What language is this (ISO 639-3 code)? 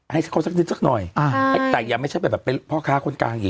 tha